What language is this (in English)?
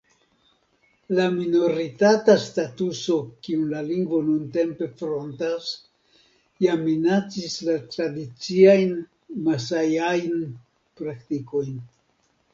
Esperanto